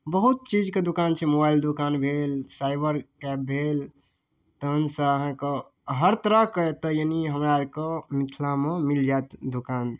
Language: Maithili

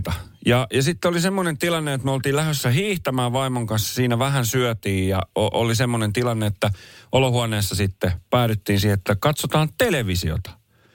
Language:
Finnish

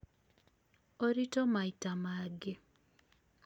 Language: Kikuyu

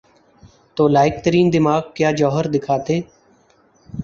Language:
Urdu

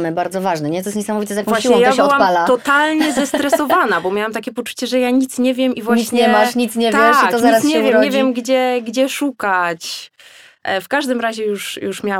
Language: Polish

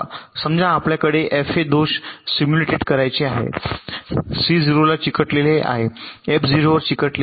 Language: Marathi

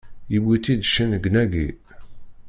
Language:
Kabyle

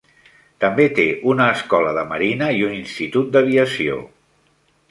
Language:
Catalan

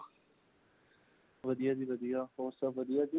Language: Punjabi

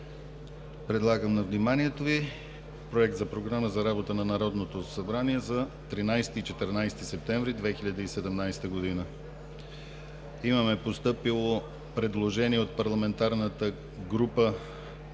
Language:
Bulgarian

